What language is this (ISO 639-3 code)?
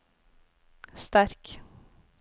nor